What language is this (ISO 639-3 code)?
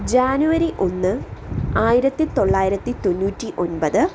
mal